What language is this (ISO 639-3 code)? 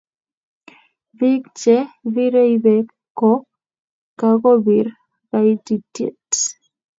kln